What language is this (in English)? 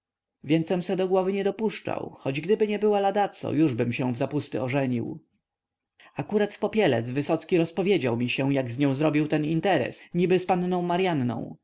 Polish